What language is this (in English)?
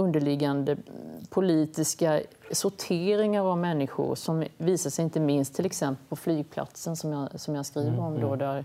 Swedish